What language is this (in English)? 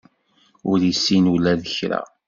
Kabyle